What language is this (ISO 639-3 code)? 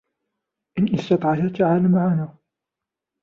ara